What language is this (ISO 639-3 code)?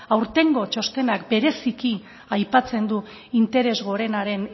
eus